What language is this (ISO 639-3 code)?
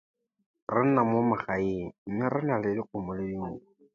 tsn